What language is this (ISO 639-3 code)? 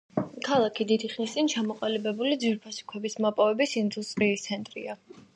kat